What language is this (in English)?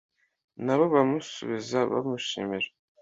Kinyarwanda